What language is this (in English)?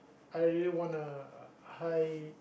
English